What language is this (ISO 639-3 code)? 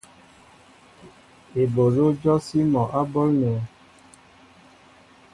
mbo